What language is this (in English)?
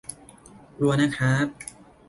Thai